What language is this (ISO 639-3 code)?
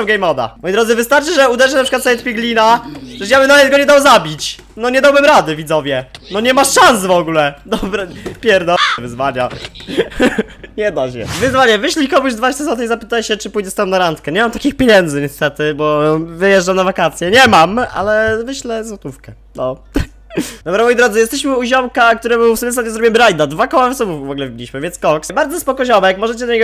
pol